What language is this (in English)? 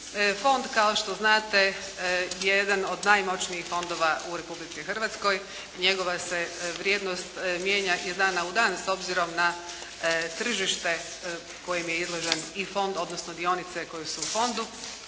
Croatian